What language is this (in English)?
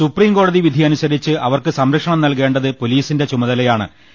Malayalam